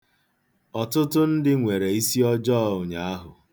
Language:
Igbo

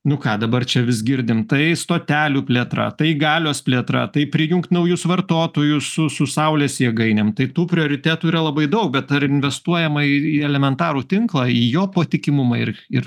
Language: Lithuanian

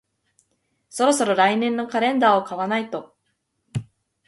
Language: Japanese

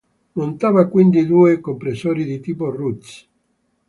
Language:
Italian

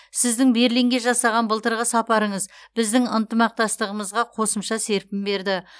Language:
Kazakh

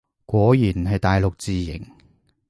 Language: Cantonese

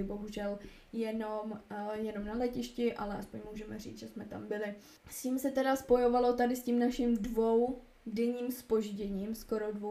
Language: Czech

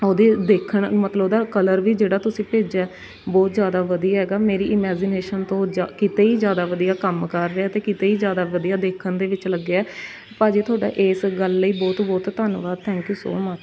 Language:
Punjabi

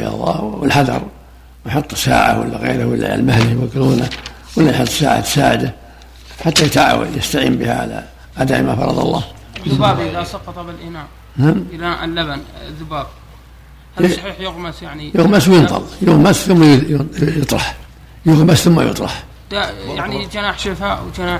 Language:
Arabic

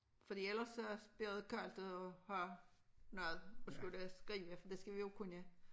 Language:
Danish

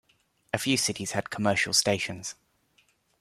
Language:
English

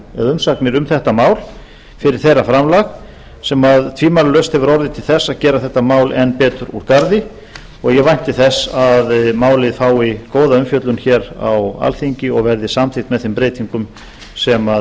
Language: Icelandic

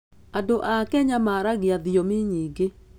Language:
Kikuyu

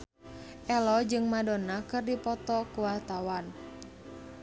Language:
Sundanese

